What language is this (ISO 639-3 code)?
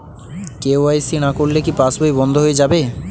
ben